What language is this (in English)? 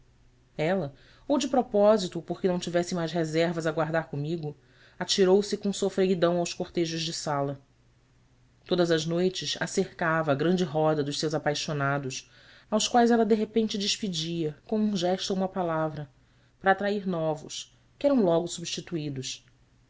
Portuguese